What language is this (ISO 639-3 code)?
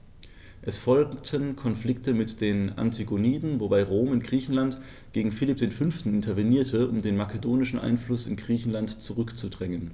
deu